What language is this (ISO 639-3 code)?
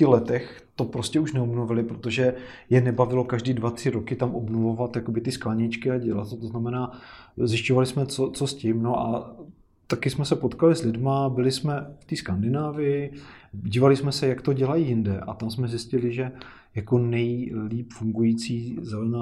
ces